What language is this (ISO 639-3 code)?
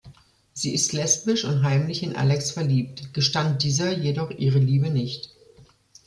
deu